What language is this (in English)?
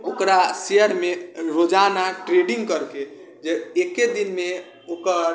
Maithili